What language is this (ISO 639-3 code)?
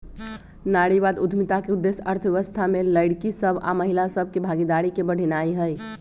mag